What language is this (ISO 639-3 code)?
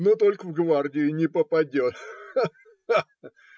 rus